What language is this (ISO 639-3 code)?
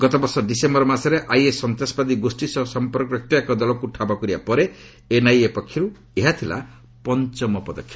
ori